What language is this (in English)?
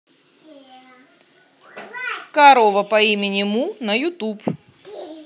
Russian